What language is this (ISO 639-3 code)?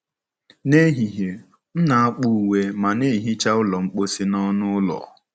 ibo